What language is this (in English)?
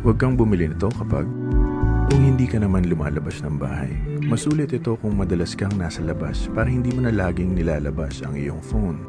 Filipino